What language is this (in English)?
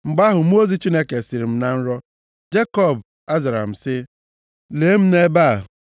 Igbo